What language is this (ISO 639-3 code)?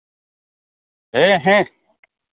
sat